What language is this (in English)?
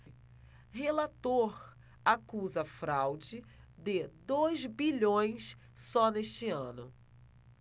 Portuguese